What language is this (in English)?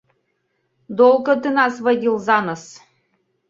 Mari